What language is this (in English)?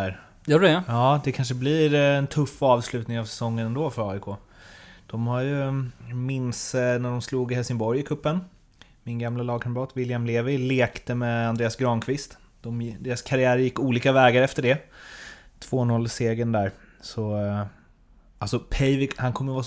Swedish